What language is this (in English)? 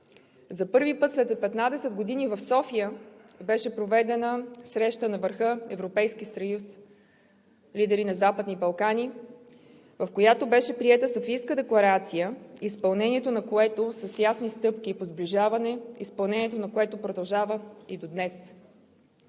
Bulgarian